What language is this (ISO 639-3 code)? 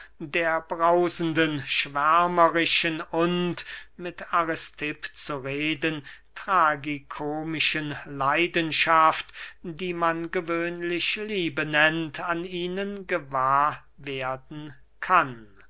deu